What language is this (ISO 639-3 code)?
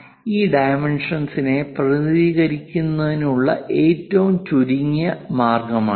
mal